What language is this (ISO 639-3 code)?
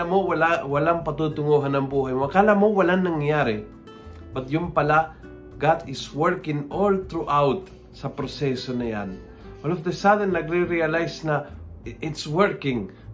fil